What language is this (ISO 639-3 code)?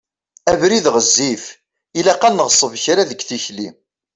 kab